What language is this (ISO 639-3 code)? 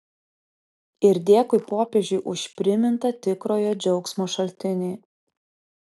lit